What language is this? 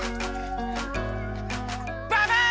Japanese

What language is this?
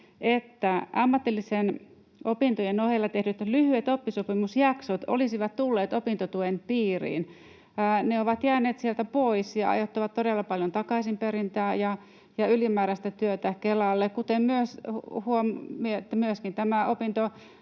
Finnish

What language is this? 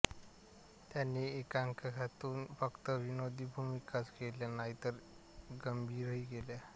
Marathi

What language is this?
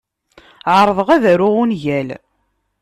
Kabyle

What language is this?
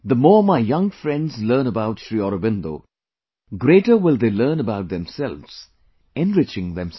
English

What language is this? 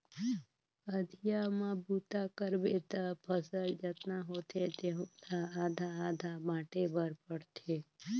Chhattisgarhi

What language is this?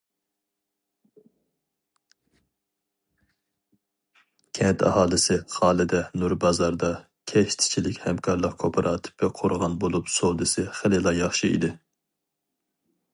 Uyghur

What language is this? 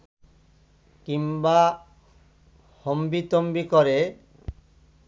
Bangla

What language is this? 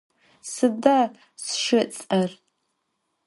Adyghe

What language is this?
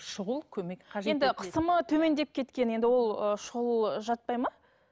Kazakh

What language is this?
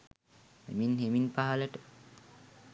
Sinhala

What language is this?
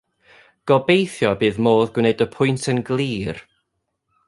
Welsh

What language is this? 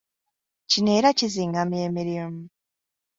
Ganda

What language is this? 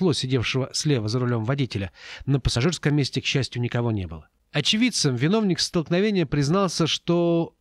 Russian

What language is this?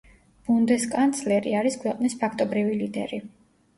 Georgian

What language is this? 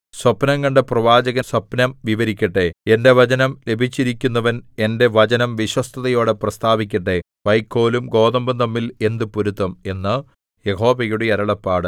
Malayalam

